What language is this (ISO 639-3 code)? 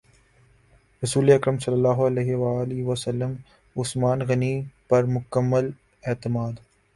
urd